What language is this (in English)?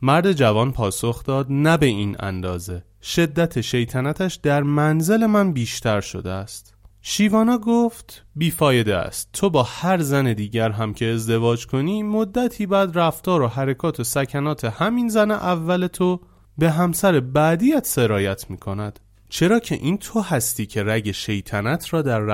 Persian